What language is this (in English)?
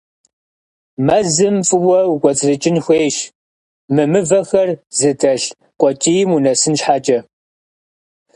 Kabardian